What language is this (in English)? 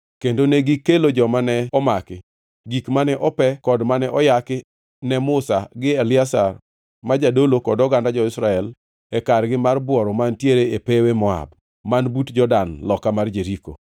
Luo (Kenya and Tanzania)